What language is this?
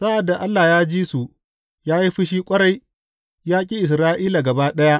Hausa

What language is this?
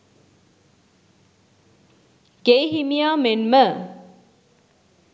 Sinhala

